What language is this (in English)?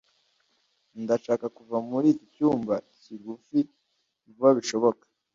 Kinyarwanda